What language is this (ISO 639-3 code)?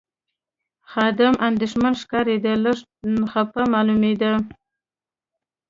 pus